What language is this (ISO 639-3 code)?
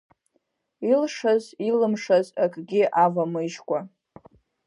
abk